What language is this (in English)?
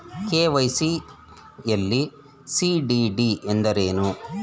Kannada